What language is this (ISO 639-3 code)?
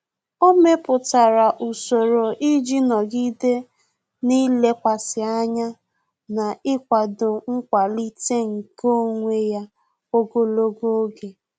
ibo